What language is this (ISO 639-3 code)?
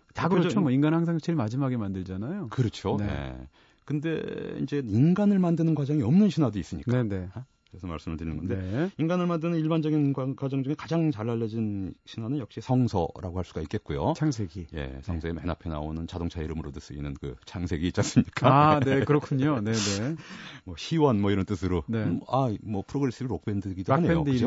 kor